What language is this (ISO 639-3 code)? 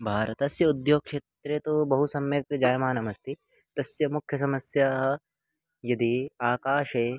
san